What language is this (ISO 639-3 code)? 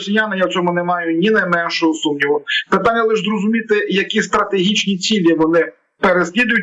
ukr